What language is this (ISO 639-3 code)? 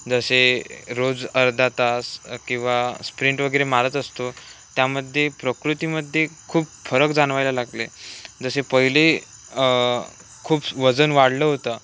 mar